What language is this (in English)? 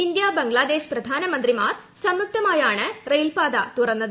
Malayalam